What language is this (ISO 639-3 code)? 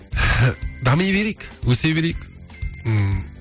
kaz